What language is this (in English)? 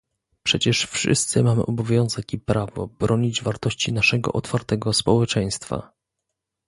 Polish